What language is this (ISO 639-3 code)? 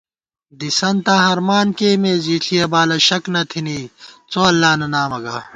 gwt